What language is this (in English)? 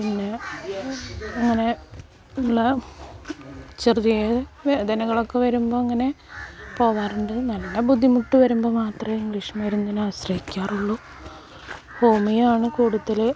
Malayalam